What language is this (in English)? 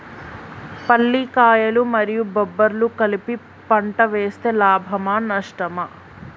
Telugu